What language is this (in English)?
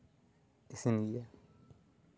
Santali